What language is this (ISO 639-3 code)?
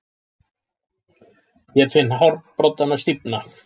isl